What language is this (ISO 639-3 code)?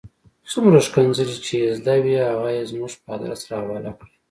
pus